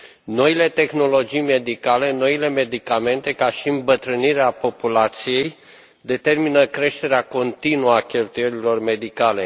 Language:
Romanian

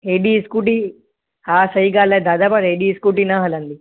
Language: Sindhi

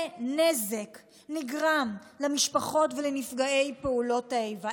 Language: Hebrew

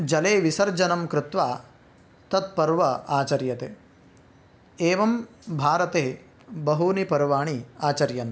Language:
Sanskrit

